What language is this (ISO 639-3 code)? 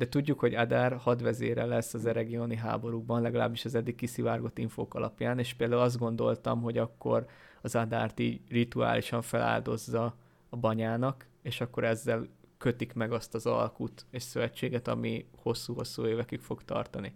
hun